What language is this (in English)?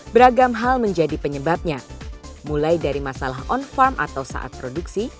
Indonesian